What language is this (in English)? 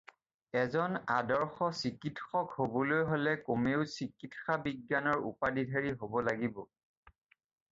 Assamese